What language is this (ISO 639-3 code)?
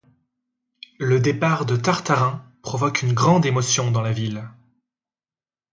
fra